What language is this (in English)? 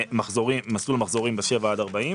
Hebrew